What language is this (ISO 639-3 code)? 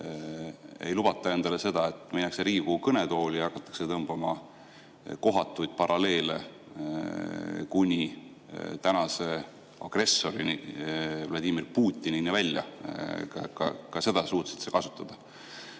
est